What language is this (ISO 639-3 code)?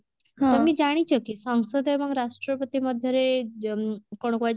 ori